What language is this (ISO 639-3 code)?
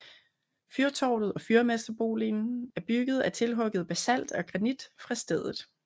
dan